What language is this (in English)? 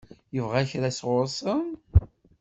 Kabyle